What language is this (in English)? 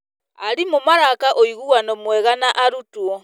Kikuyu